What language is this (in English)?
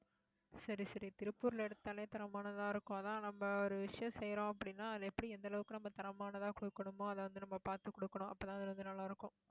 Tamil